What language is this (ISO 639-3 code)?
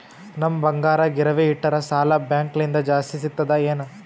kan